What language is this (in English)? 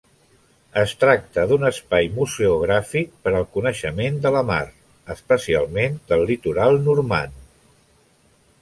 Catalan